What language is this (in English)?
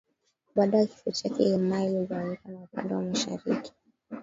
Swahili